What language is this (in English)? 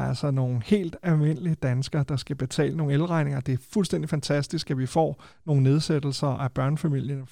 Danish